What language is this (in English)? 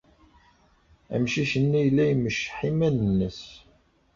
Kabyle